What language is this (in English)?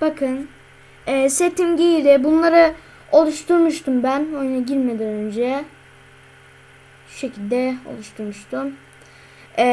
Turkish